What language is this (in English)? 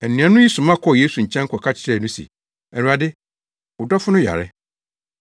Akan